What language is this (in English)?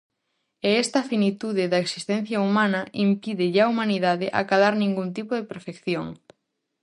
Galician